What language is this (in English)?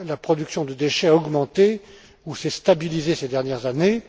French